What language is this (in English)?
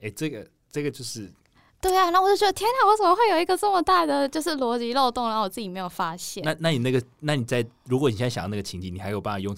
Chinese